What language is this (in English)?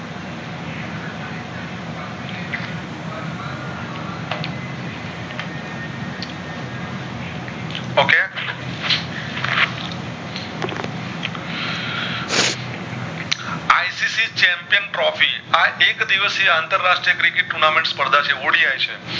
Gujarati